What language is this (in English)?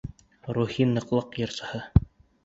Bashkir